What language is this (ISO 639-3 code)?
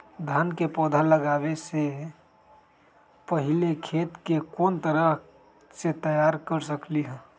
mag